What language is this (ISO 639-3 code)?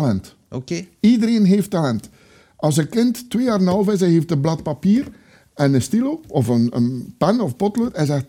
nld